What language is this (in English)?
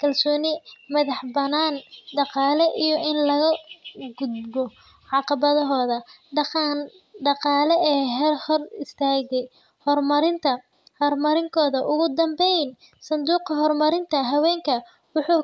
Somali